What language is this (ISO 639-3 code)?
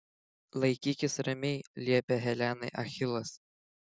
lit